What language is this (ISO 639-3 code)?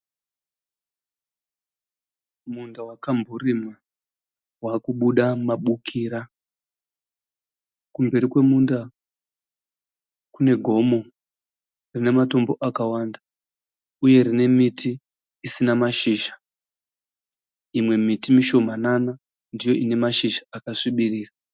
sna